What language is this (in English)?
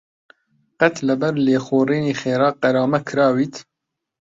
Central Kurdish